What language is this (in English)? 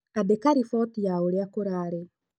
Kikuyu